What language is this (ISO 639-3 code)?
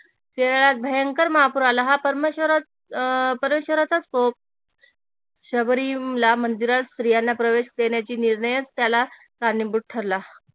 mar